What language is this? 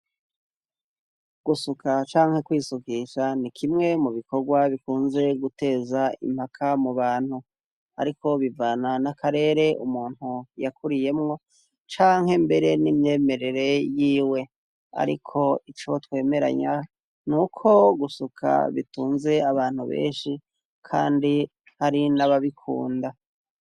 Rundi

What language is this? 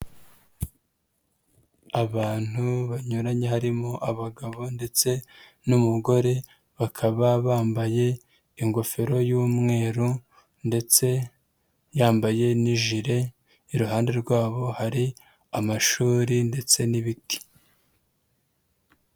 Kinyarwanda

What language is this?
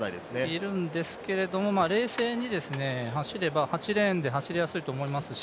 Japanese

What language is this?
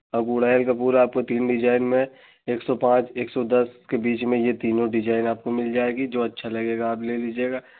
Hindi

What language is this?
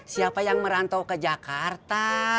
Indonesian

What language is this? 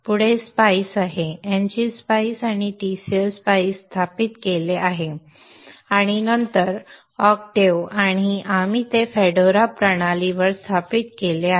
Marathi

